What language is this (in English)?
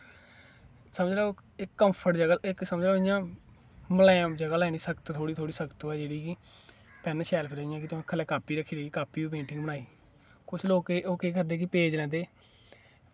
Dogri